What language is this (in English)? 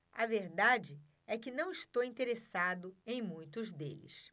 Portuguese